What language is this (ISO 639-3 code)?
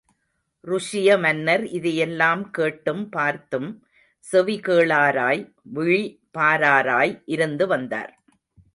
tam